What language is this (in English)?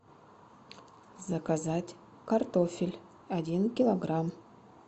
Russian